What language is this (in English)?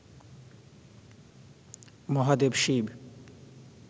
Bangla